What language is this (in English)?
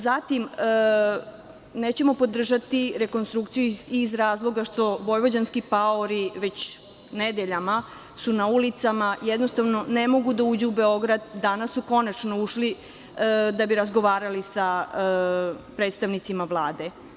Serbian